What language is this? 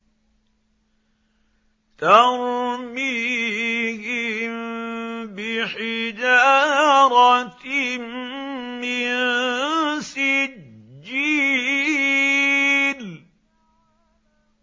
Arabic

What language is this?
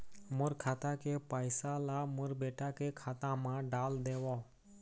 Chhattisgarhi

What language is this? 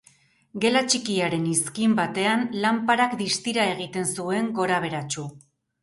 Basque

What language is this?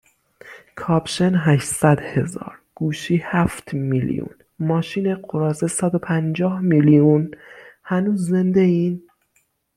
Persian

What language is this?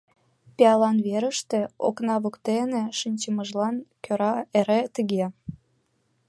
Mari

